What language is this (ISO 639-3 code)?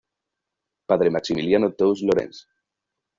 spa